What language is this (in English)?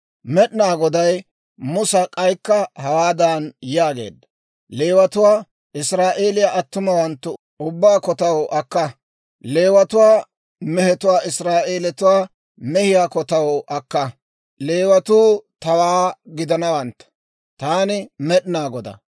Dawro